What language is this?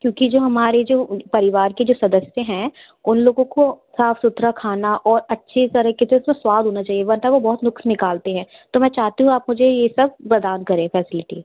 Hindi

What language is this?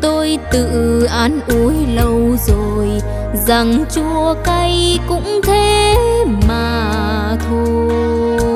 Vietnamese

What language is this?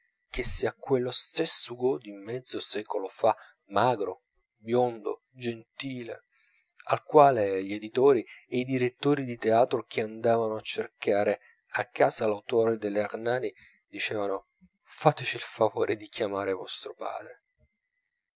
Italian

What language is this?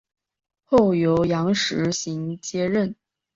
Chinese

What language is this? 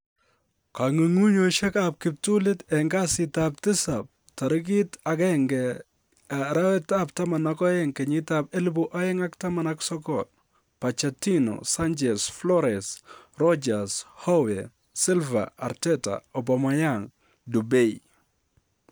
Kalenjin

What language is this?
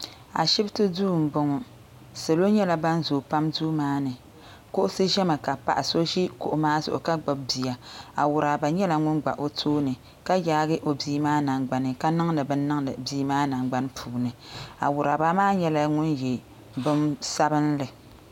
Dagbani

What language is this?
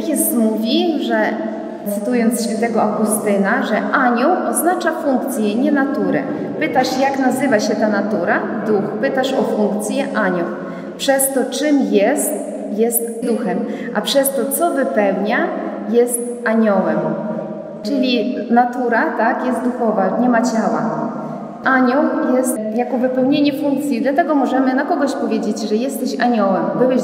Polish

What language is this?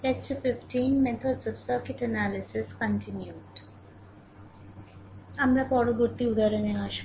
Bangla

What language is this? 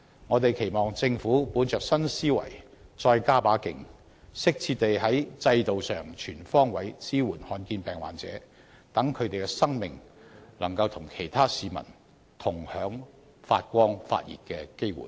Cantonese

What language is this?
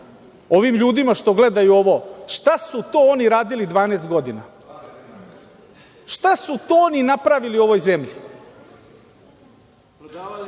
Serbian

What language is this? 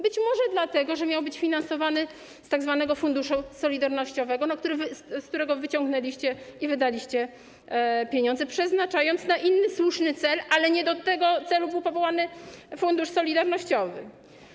Polish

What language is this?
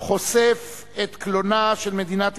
Hebrew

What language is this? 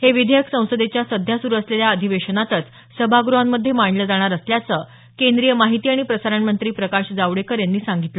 Marathi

